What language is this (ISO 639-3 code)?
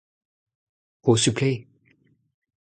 bre